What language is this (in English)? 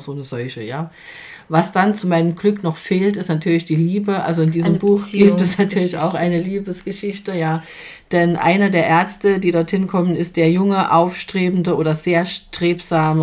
German